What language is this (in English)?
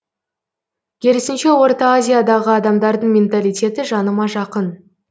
Kazakh